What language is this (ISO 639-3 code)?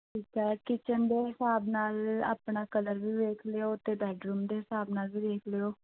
pan